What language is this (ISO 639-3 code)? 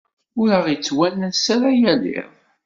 kab